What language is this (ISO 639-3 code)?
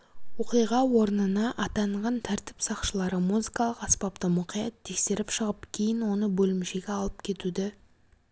kaz